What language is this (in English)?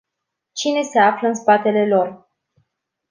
Romanian